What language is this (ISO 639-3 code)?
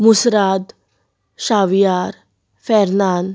kok